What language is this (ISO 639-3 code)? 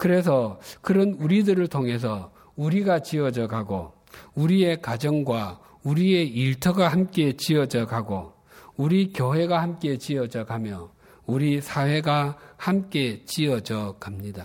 kor